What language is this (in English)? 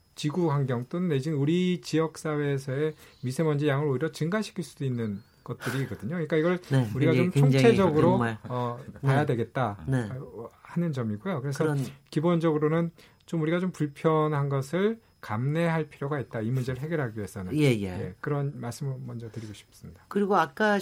Korean